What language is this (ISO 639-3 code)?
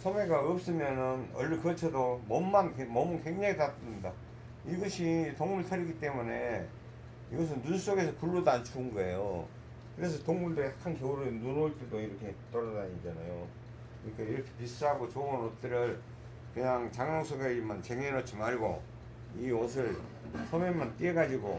kor